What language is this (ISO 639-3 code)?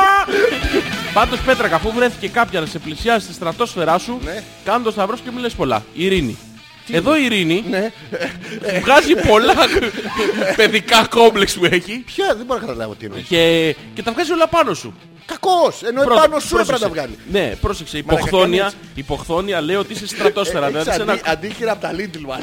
ell